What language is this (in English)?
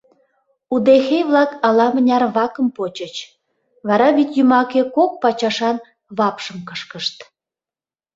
Mari